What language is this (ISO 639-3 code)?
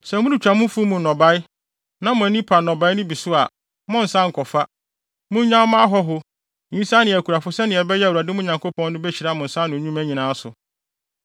aka